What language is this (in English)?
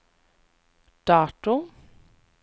Norwegian